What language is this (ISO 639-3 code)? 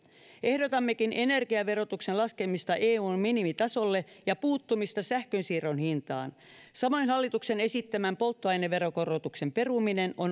fin